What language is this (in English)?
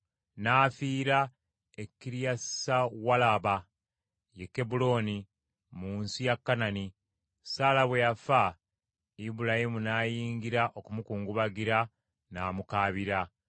Ganda